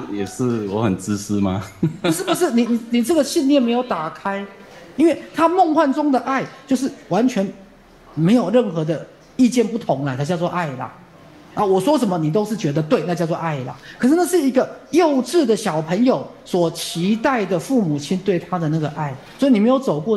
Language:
Chinese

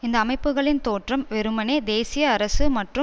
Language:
Tamil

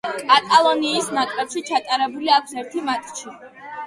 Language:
Georgian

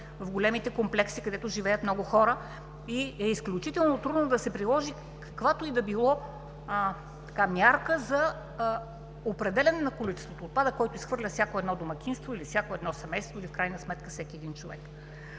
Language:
Bulgarian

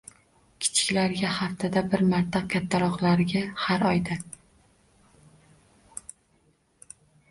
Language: Uzbek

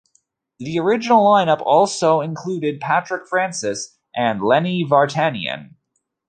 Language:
English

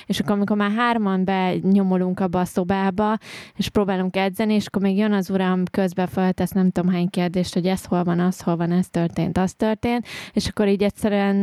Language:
Hungarian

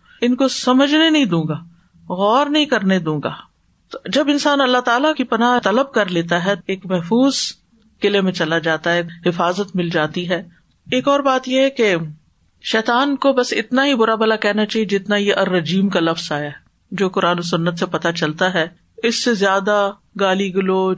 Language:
Urdu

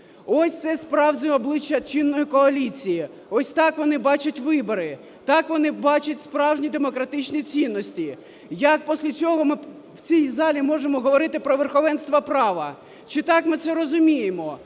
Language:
Ukrainian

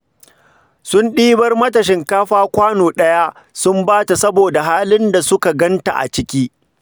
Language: Hausa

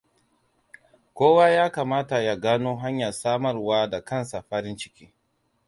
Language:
Hausa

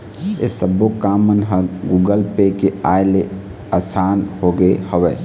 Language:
Chhattisgarhi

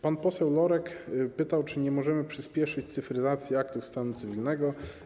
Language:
Polish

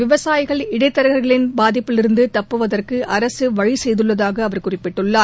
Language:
Tamil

